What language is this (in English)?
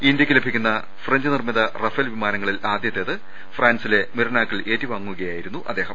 Malayalam